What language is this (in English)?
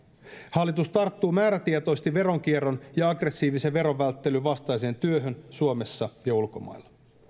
Finnish